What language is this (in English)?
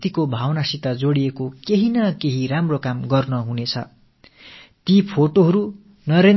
Tamil